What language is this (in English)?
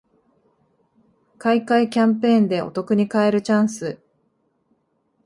Japanese